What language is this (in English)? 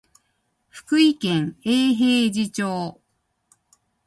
Japanese